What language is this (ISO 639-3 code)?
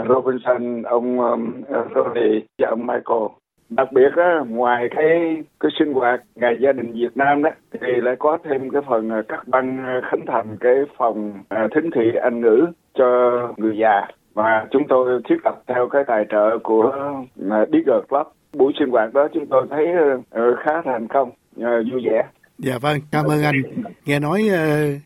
vie